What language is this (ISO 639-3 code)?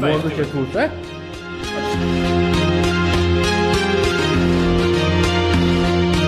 pol